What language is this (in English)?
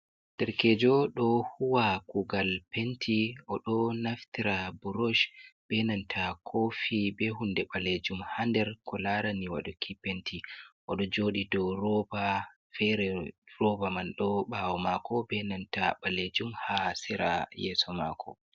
Fula